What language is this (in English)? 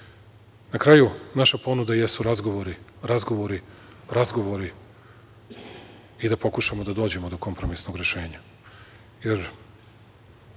Serbian